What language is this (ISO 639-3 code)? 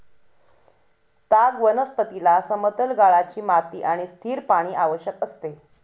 mar